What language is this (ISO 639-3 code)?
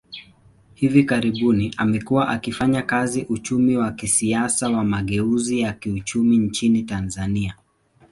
swa